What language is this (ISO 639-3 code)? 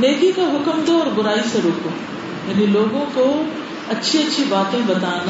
urd